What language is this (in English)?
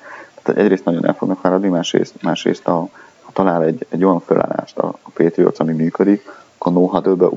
Hungarian